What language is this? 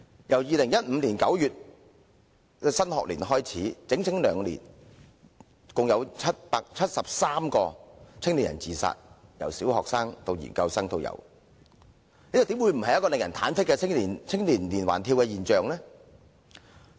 Cantonese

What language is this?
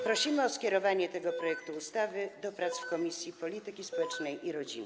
Polish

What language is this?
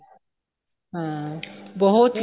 Punjabi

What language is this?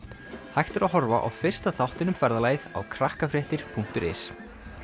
Icelandic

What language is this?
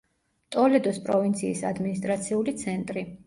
Georgian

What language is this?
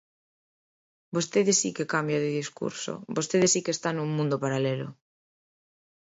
Galician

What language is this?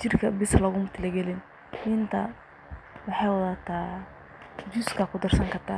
Somali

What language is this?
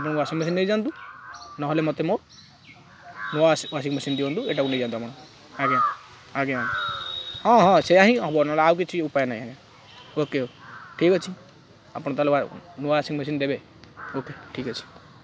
Odia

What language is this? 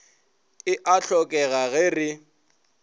Northern Sotho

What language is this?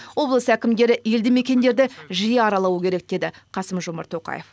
Kazakh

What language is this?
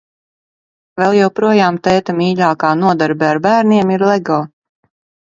Latvian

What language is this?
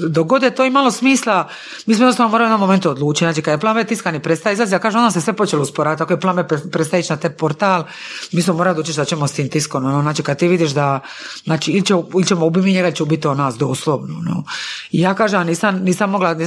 Croatian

